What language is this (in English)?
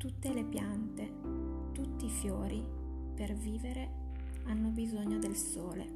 Italian